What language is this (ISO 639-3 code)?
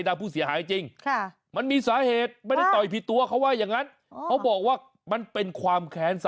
tha